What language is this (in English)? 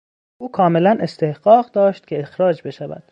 Persian